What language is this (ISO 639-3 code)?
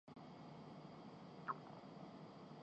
urd